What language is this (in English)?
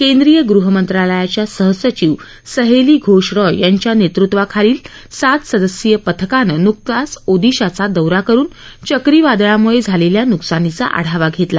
Marathi